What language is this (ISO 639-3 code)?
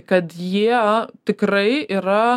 lit